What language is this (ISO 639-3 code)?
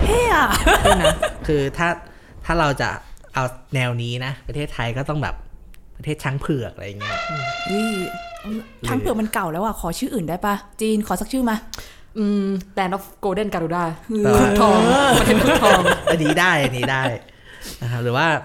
tha